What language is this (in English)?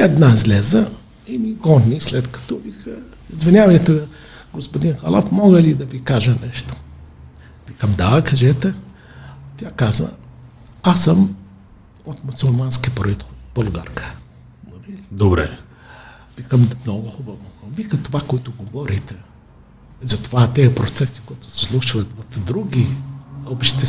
Bulgarian